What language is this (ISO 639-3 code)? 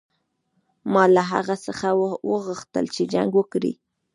pus